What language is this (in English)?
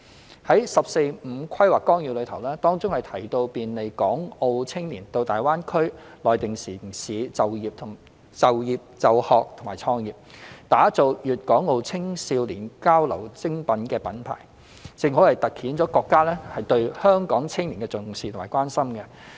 Cantonese